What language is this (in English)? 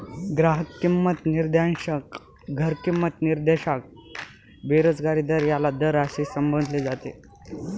Marathi